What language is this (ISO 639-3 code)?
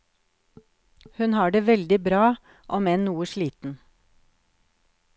nor